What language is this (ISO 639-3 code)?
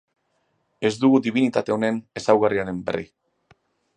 eus